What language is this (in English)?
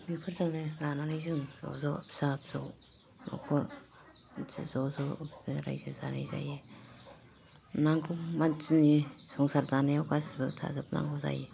Bodo